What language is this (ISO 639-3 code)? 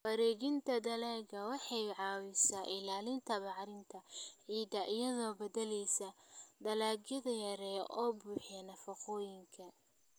som